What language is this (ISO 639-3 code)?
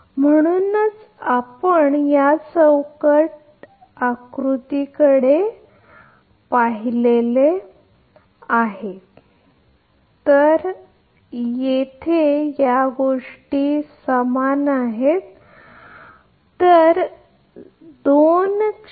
mar